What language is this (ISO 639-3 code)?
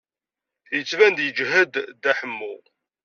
kab